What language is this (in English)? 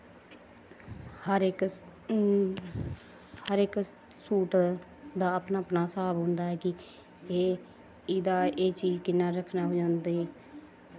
Dogri